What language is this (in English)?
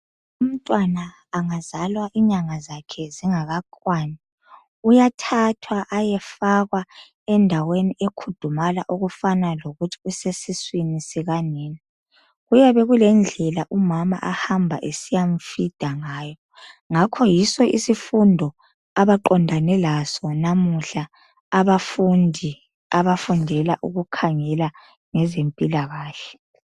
North Ndebele